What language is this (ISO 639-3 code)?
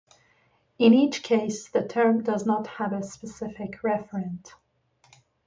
eng